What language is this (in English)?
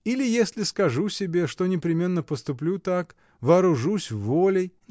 Russian